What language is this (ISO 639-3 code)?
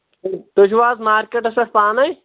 kas